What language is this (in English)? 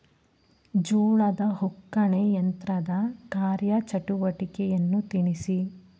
Kannada